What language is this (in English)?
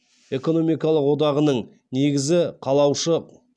Kazakh